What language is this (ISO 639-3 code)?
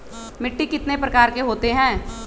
mag